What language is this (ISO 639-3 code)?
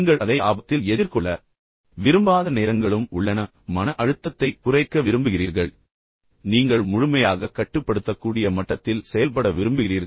tam